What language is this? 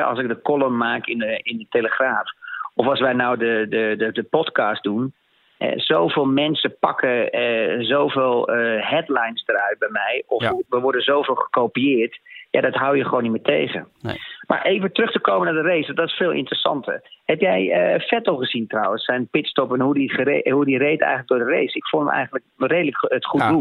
Dutch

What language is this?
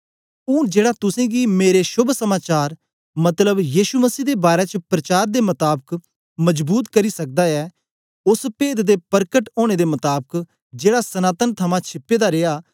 Dogri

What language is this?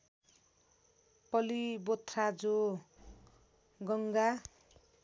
Nepali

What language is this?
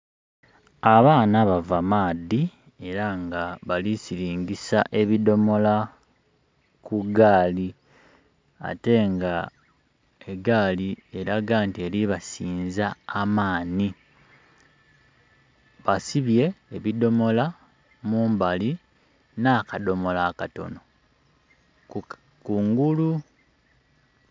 Soga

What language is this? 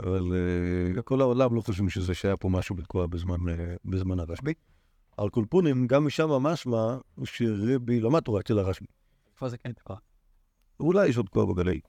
Hebrew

